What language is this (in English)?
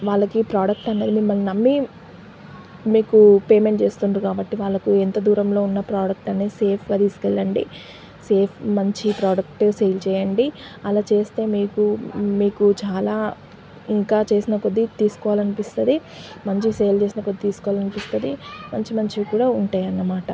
Telugu